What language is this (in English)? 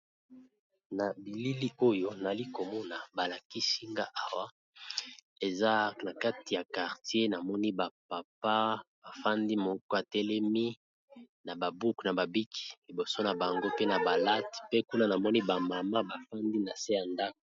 Lingala